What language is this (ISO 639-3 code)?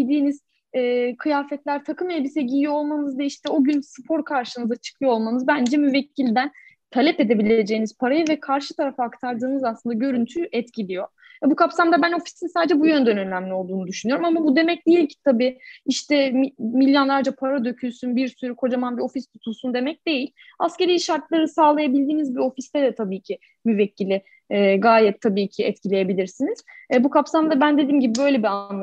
tur